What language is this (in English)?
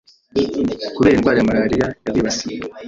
Kinyarwanda